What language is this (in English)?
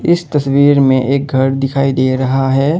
Hindi